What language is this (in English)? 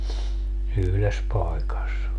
Finnish